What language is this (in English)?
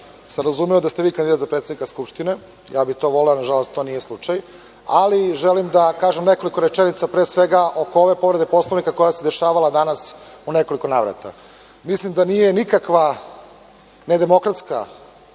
Serbian